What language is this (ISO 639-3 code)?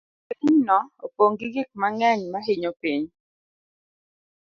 luo